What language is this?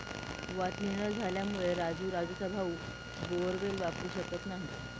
Marathi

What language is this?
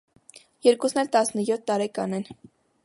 Armenian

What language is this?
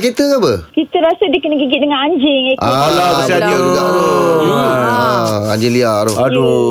Malay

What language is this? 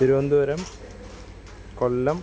Malayalam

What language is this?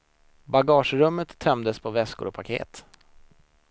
Swedish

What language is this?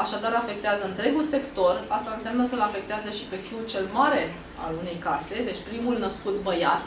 Romanian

